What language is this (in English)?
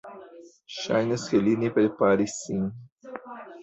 Esperanto